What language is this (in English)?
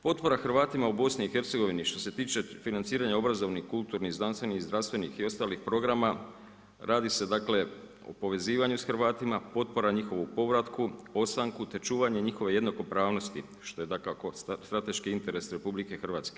Croatian